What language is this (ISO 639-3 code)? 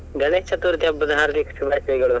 kan